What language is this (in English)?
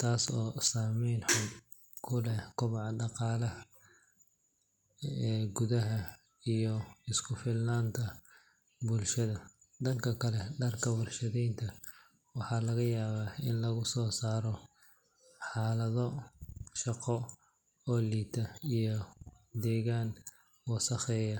Somali